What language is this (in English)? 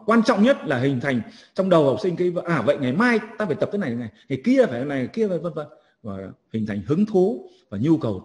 Vietnamese